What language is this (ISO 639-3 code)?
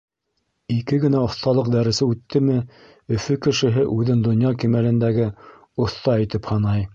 bak